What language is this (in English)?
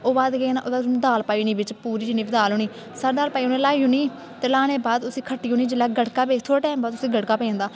Dogri